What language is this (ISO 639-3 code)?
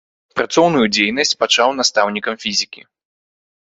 bel